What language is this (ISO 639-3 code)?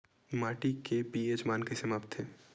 hne